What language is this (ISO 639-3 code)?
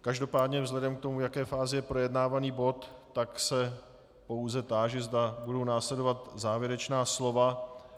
ces